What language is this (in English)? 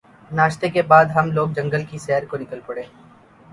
Urdu